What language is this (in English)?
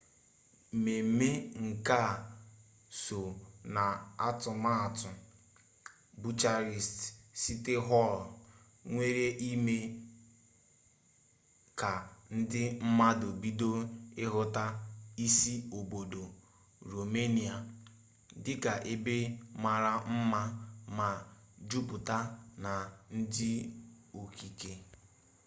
Igbo